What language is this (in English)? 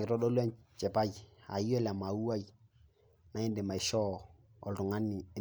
Masai